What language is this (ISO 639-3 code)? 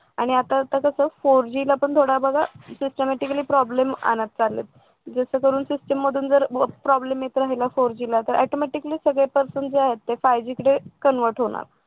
mar